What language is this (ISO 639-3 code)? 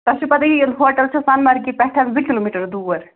kas